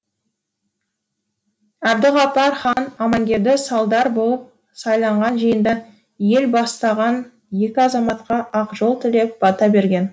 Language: Kazakh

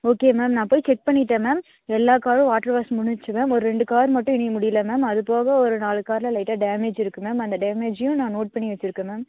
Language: Tamil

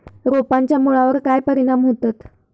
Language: Marathi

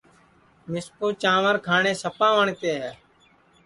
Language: Sansi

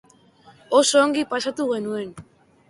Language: Basque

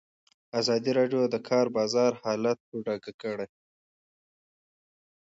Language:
Pashto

